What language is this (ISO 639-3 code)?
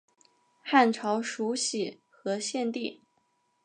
zho